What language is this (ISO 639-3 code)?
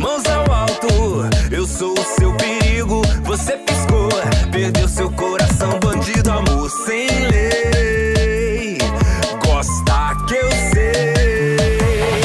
rus